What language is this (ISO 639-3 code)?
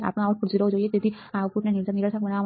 guj